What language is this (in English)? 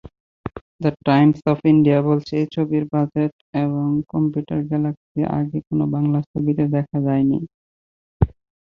Bangla